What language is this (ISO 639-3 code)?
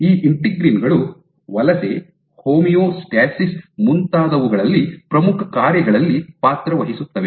kan